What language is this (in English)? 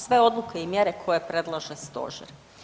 Croatian